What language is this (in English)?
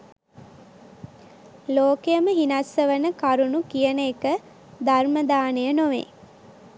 Sinhala